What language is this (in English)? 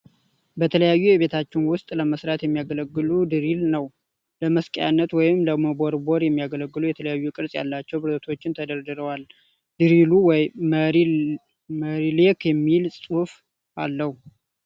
Amharic